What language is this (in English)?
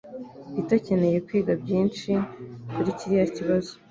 Kinyarwanda